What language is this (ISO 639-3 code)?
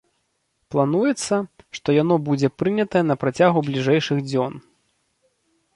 bel